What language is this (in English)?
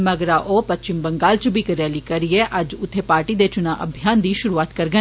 Dogri